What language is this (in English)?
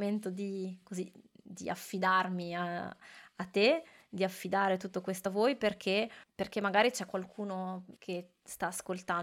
Italian